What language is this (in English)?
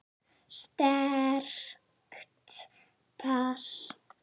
Icelandic